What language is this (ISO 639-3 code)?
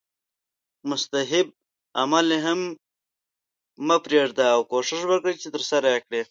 pus